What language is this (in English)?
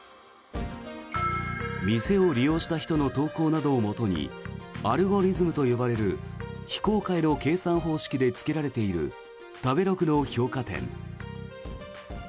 Japanese